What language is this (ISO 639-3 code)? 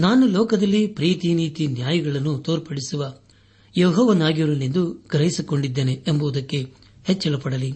kan